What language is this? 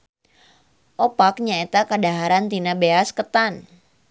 Sundanese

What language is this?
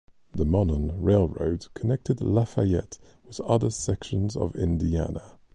English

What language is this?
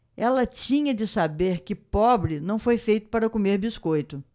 Portuguese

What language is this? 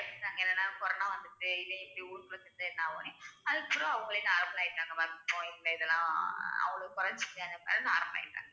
Tamil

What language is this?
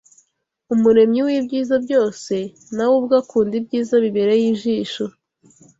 Kinyarwanda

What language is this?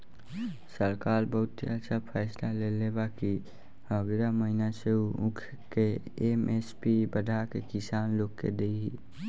Bhojpuri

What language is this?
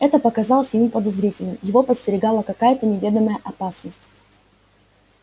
Russian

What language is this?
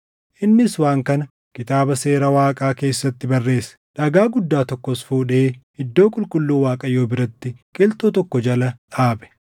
Oromo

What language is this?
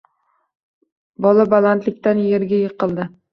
Uzbek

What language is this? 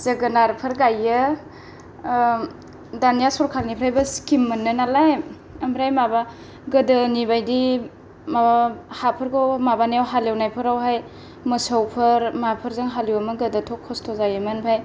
Bodo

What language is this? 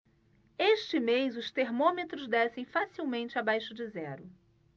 Portuguese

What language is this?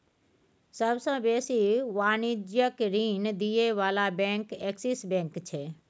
Maithili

